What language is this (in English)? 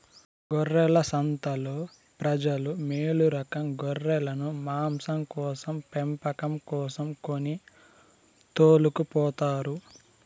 Telugu